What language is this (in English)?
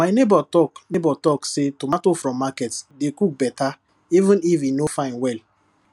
Nigerian Pidgin